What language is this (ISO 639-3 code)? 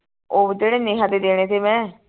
pan